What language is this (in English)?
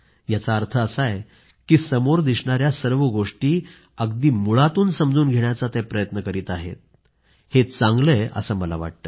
Marathi